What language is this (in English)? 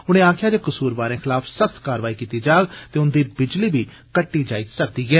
Dogri